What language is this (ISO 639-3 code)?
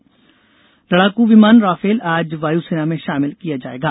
hin